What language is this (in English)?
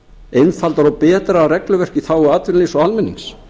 Icelandic